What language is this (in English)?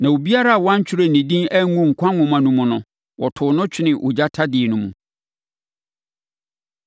Akan